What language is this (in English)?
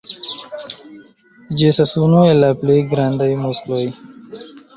Esperanto